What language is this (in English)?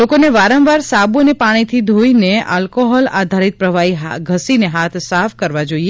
Gujarati